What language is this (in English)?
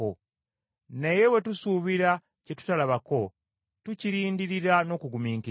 Ganda